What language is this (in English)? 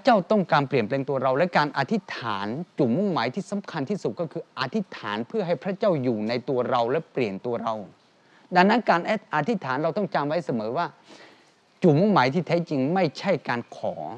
Thai